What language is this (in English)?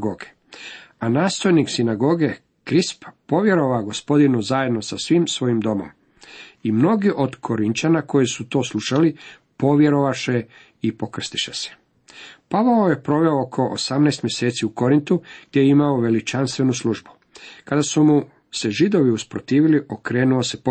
Croatian